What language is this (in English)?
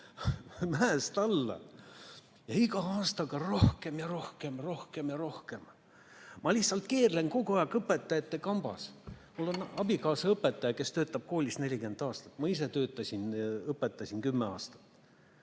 Estonian